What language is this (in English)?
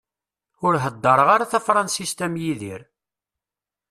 Kabyle